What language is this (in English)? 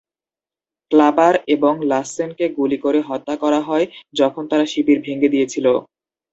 Bangla